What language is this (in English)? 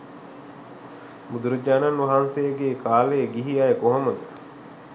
Sinhala